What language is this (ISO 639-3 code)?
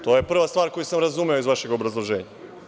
srp